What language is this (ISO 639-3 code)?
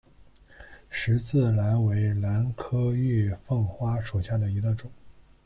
zho